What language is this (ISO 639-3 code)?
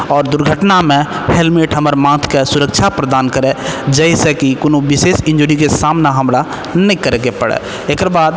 mai